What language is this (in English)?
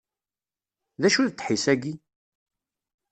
Kabyle